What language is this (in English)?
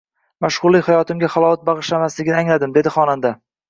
Uzbek